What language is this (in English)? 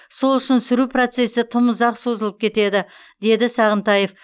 Kazakh